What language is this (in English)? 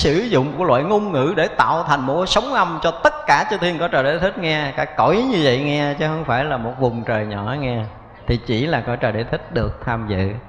Vietnamese